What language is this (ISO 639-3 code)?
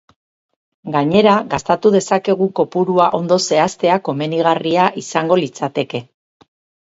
eus